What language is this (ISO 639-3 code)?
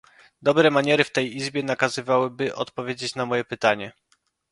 pol